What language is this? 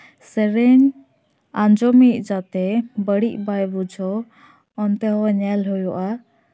Santali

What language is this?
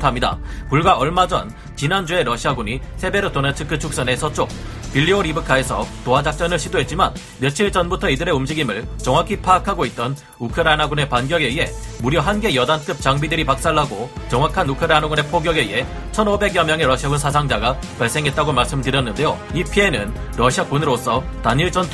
Korean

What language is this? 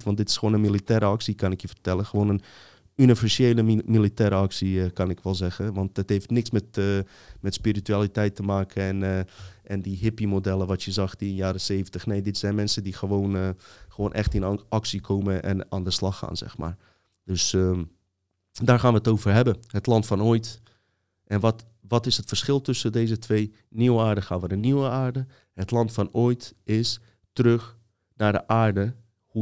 Dutch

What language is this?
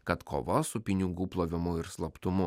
Lithuanian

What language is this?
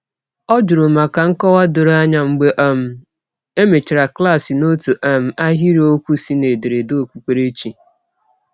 Igbo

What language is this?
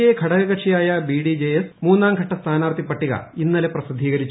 Malayalam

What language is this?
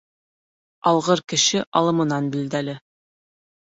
Bashkir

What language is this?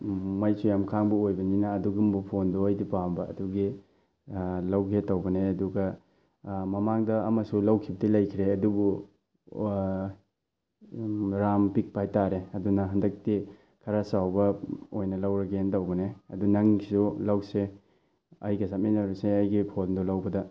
Manipuri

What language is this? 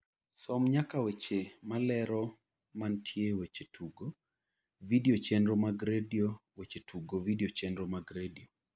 Luo (Kenya and Tanzania)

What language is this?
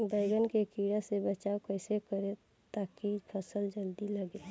Bhojpuri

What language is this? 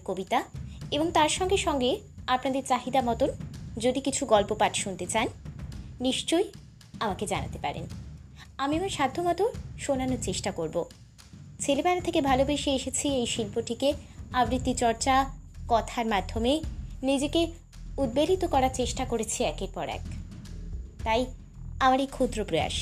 Bangla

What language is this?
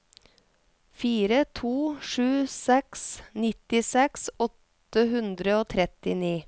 Norwegian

